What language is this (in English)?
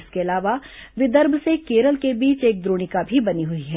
Hindi